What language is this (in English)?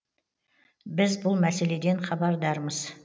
Kazakh